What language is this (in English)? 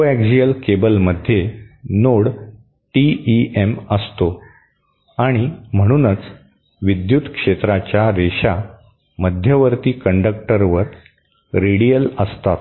Marathi